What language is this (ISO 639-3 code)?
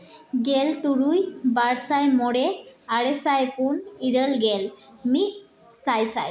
sat